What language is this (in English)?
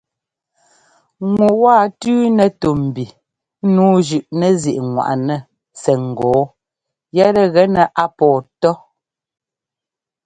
Ngomba